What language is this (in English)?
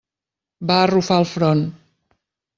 Catalan